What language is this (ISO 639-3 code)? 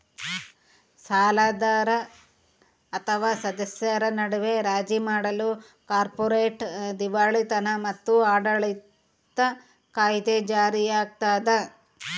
kan